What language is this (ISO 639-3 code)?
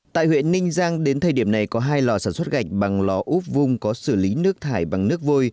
vie